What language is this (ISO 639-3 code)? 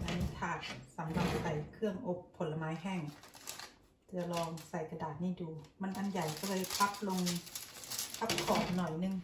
tha